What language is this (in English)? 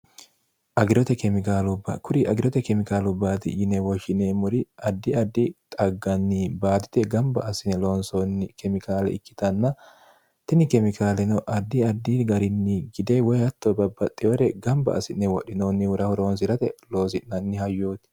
Sidamo